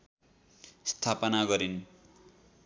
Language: Nepali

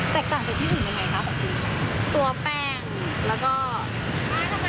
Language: Thai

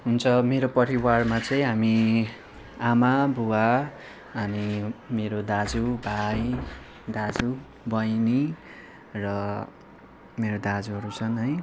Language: Nepali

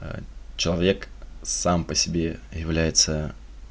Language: Russian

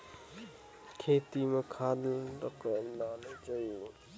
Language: Chhattisgarhi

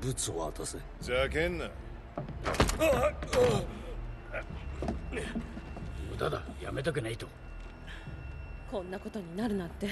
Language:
Japanese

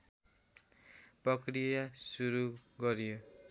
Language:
Nepali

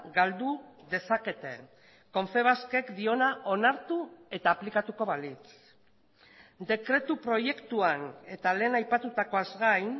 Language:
Basque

